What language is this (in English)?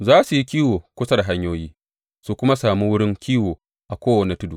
Hausa